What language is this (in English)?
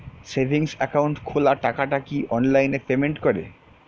Bangla